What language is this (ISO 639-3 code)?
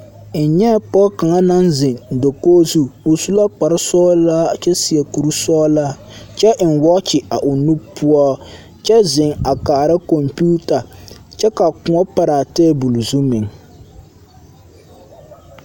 dga